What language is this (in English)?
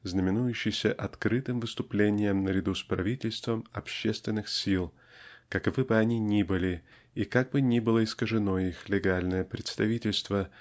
Russian